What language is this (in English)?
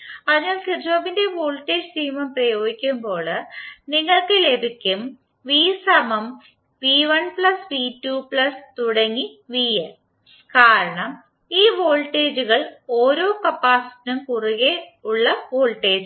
Malayalam